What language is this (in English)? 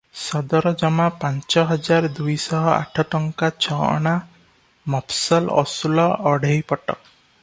Odia